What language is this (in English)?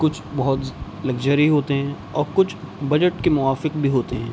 Urdu